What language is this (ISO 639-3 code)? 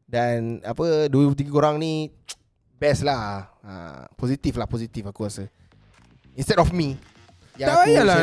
msa